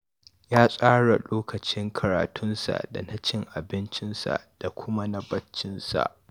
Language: Hausa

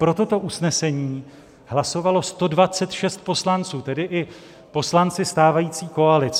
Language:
Czech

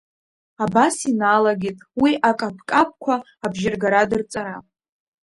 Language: Abkhazian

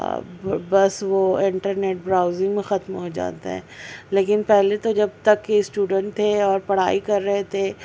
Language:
Urdu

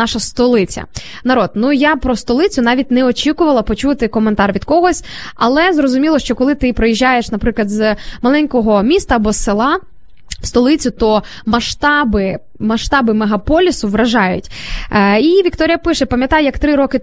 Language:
Ukrainian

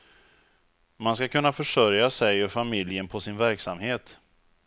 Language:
Swedish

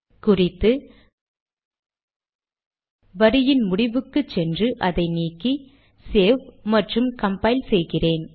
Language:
Tamil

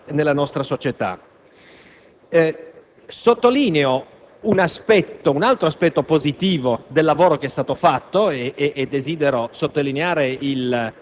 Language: Italian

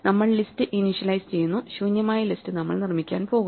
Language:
Malayalam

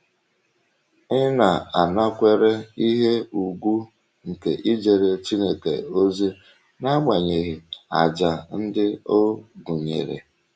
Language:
Igbo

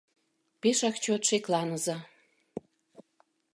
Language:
Mari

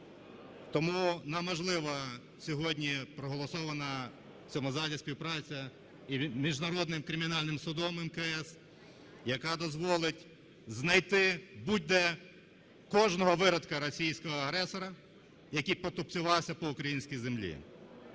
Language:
Ukrainian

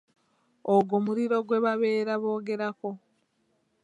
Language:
Ganda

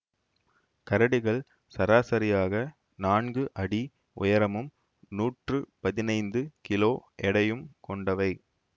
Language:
Tamil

